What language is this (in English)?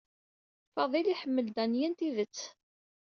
Kabyle